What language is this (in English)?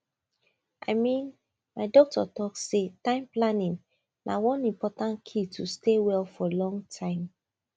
Nigerian Pidgin